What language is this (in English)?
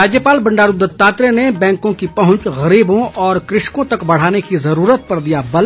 Hindi